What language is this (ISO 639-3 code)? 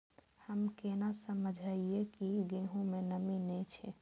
mai